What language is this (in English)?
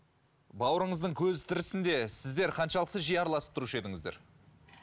Kazakh